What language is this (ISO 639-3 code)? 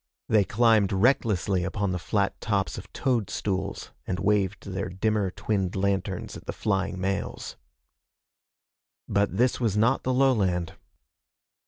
eng